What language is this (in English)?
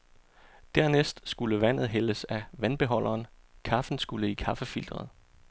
Danish